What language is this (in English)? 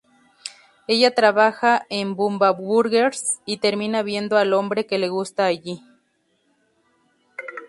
Spanish